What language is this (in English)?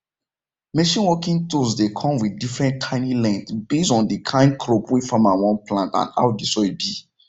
Nigerian Pidgin